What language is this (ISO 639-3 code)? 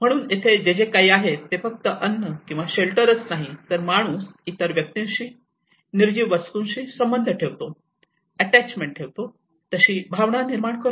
mar